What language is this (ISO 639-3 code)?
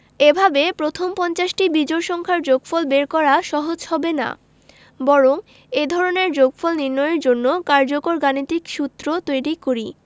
ben